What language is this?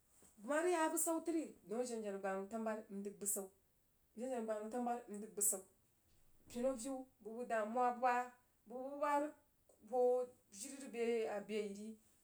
Jiba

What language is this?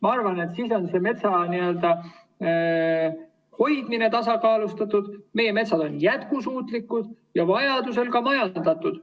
Estonian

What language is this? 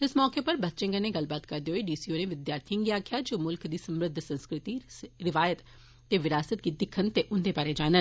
Dogri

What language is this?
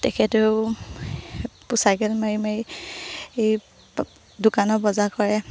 Assamese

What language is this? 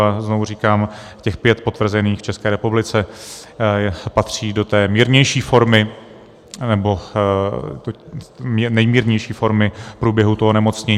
Czech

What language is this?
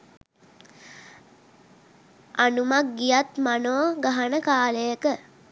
Sinhala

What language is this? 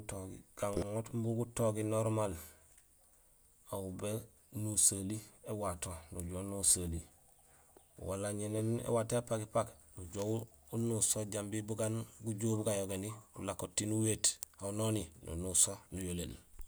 Gusilay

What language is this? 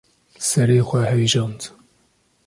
Kurdish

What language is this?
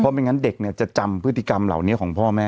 Thai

